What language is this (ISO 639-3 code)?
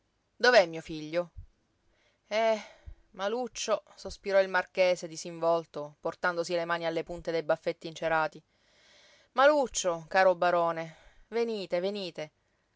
ita